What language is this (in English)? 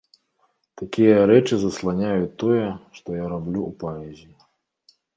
Belarusian